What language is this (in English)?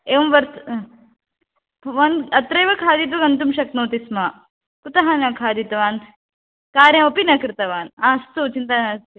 Sanskrit